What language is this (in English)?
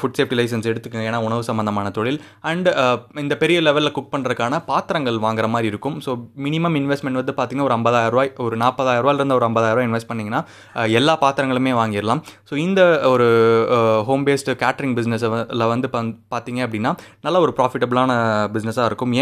Tamil